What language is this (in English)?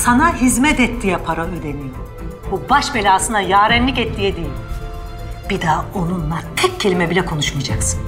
Turkish